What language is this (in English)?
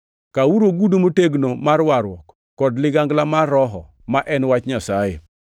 Luo (Kenya and Tanzania)